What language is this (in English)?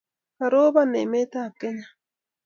Kalenjin